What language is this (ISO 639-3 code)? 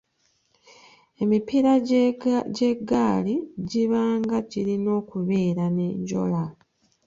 lug